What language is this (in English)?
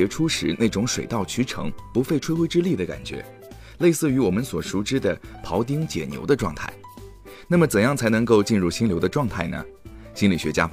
Chinese